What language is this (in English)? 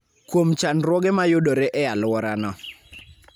Luo (Kenya and Tanzania)